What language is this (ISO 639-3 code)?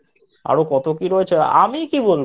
ben